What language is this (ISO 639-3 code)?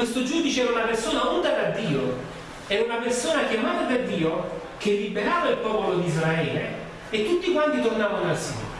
ita